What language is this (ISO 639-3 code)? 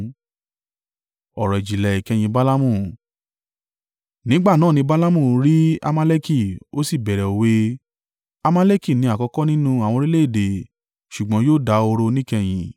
yor